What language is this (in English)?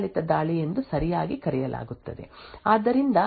Kannada